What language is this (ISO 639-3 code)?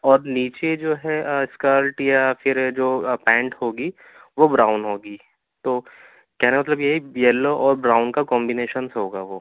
urd